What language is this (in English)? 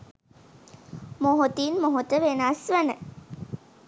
Sinhala